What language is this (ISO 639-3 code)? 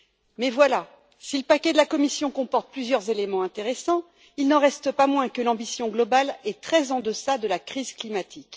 fra